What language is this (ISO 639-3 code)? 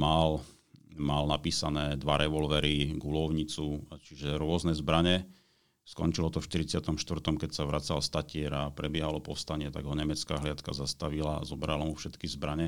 slk